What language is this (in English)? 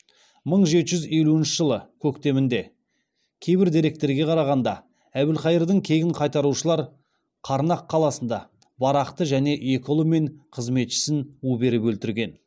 Kazakh